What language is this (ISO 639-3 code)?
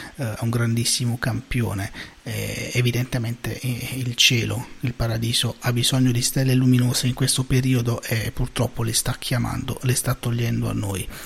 ita